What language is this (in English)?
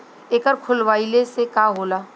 Bhojpuri